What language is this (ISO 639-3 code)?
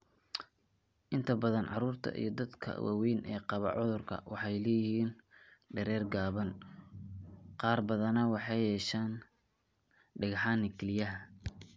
som